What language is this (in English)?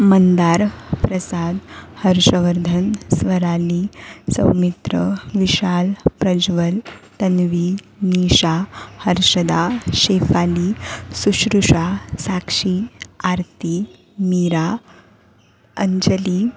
Marathi